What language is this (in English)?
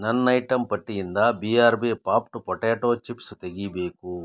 Kannada